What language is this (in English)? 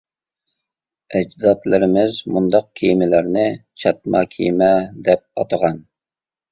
Uyghur